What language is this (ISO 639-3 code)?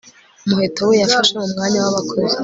kin